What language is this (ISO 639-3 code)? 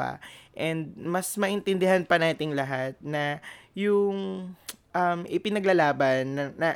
fil